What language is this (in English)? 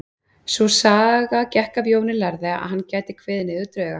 Icelandic